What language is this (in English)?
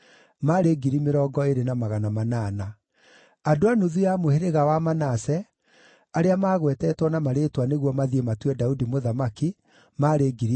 Kikuyu